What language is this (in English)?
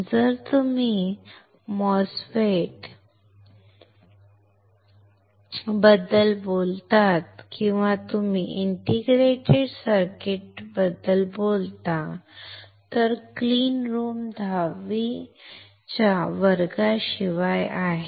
Marathi